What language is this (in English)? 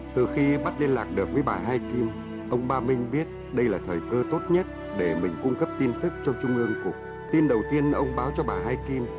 Vietnamese